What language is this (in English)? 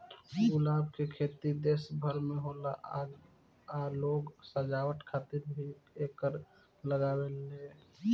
Bhojpuri